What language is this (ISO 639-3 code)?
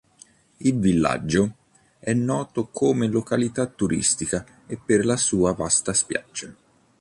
ita